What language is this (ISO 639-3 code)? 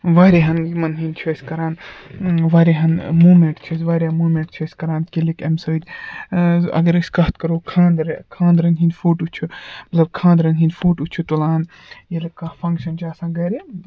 kas